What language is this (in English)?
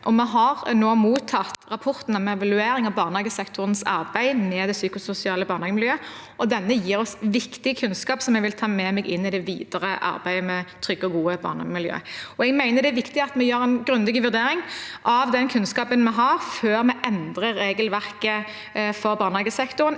Norwegian